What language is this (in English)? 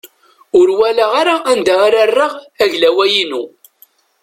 Kabyle